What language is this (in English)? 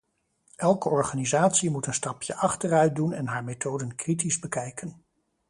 Dutch